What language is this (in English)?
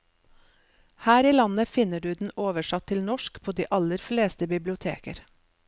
Norwegian